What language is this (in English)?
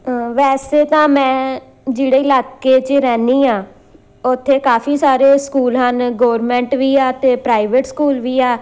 Punjabi